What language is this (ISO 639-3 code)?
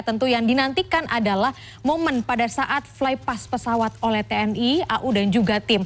ind